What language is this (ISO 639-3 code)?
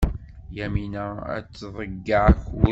kab